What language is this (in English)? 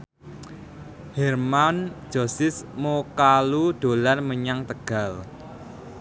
Javanese